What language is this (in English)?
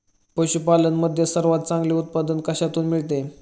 Marathi